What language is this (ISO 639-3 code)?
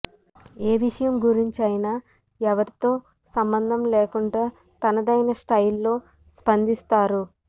tel